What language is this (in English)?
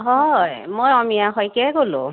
Assamese